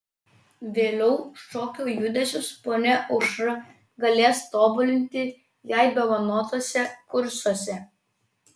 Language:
Lithuanian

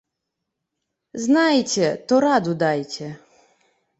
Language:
Belarusian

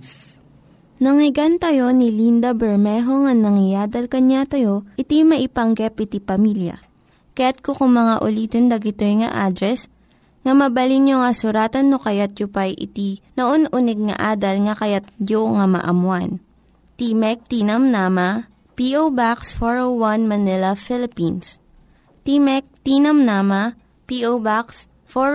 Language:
Filipino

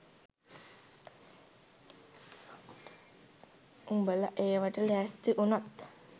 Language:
Sinhala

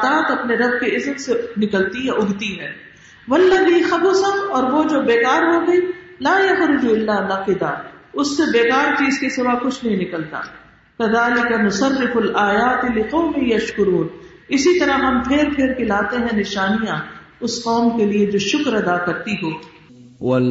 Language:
Urdu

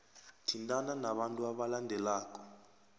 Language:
South Ndebele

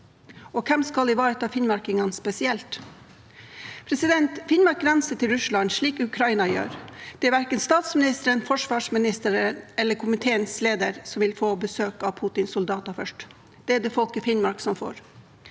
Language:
Norwegian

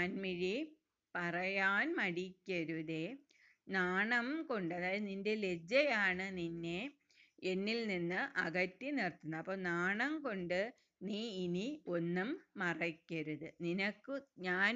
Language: Malayalam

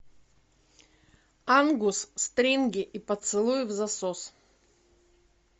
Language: Russian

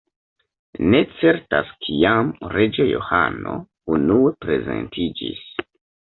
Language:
Esperanto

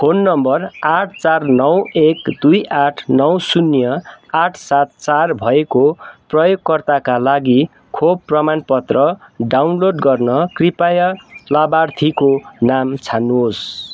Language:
Nepali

